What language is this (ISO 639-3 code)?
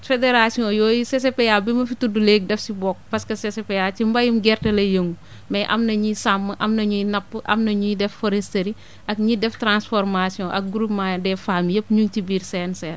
wol